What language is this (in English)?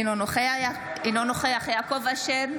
Hebrew